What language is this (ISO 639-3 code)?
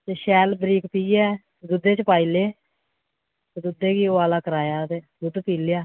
doi